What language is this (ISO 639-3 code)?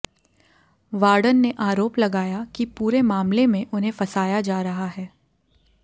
hin